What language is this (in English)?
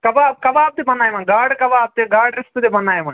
Kashmiri